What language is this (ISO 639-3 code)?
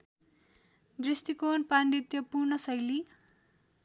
nep